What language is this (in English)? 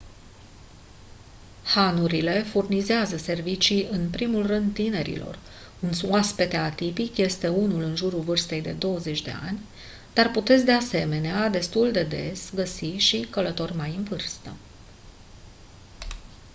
Romanian